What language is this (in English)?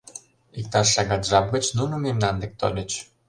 Mari